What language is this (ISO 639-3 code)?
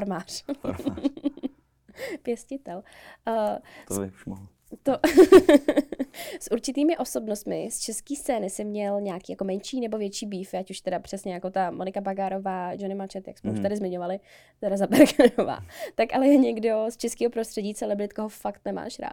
ces